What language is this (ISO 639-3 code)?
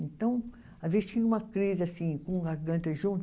por